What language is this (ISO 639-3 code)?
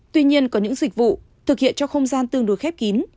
vie